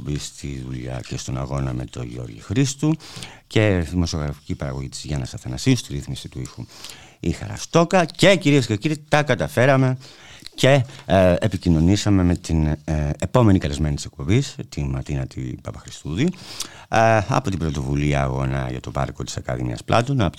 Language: Greek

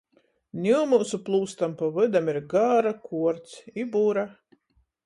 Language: Latgalian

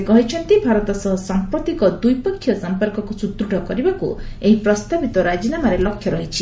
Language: Odia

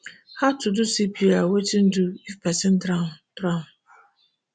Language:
Nigerian Pidgin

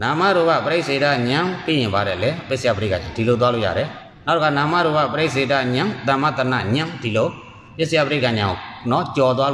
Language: Indonesian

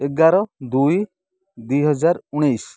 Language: Odia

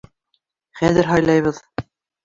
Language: Bashkir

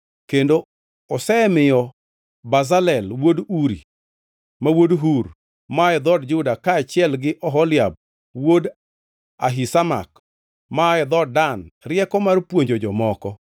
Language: Luo (Kenya and Tanzania)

